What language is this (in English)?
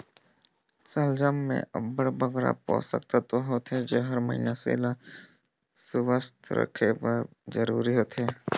Chhattisgarhi